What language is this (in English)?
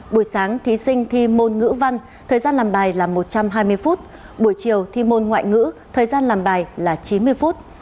Vietnamese